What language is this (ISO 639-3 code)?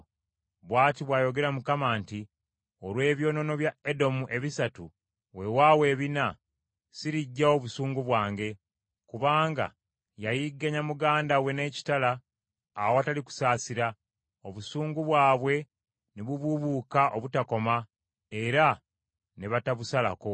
lug